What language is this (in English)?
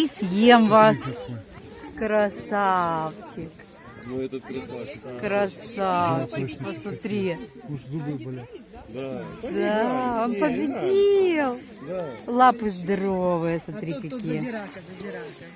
Russian